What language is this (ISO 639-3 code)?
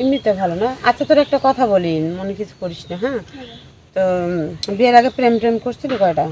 ron